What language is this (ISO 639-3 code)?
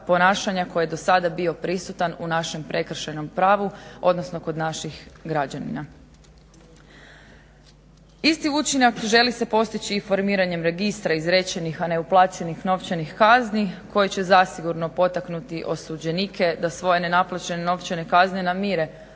hrv